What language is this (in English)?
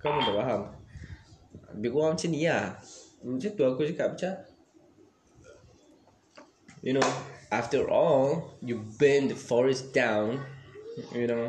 Malay